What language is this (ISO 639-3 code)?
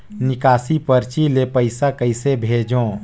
hne